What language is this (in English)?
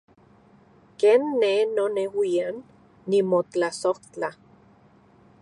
Central Puebla Nahuatl